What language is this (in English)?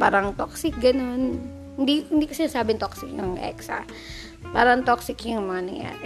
Filipino